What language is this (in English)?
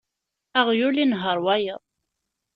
Kabyle